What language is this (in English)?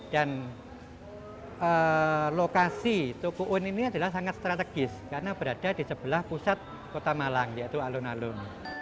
Indonesian